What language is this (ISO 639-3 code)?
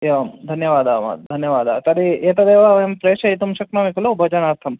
san